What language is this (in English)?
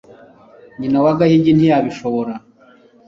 Kinyarwanda